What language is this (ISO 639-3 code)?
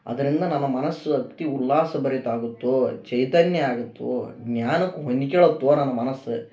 kan